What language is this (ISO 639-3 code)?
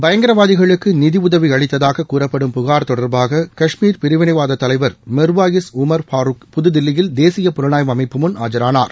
tam